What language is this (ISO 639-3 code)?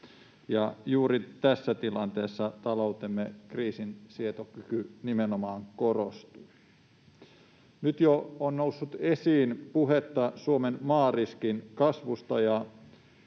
fin